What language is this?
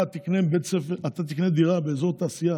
Hebrew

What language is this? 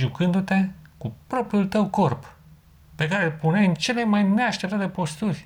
Romanian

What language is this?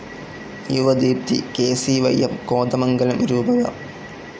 Malayalam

